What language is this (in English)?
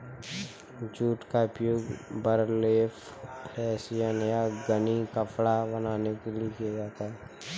Hindi